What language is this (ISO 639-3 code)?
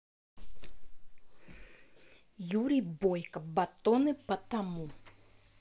rus